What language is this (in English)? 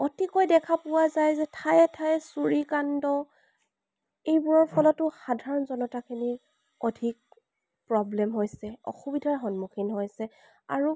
Assamese